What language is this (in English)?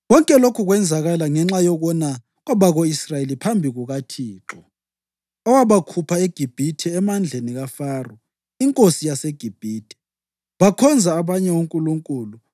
North Ndebele